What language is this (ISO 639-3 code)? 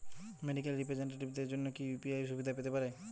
ben